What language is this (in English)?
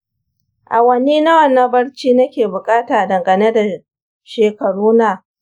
Hausa